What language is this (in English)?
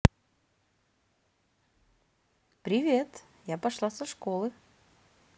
Russian